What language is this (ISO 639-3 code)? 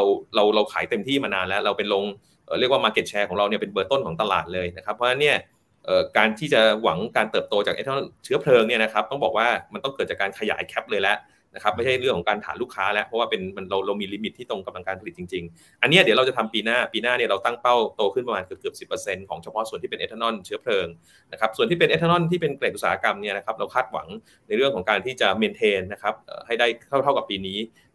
tha